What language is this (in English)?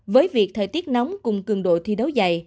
Vietnamese